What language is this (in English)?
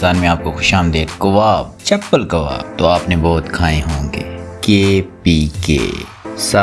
Urdu